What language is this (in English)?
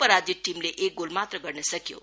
Nepali